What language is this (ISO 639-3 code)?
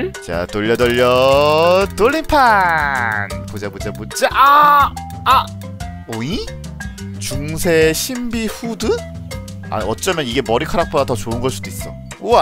kor